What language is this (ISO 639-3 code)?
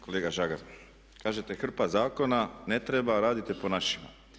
hrv